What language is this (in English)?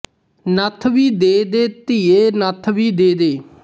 Punjabi